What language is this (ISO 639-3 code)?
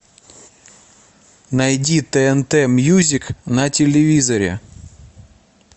rus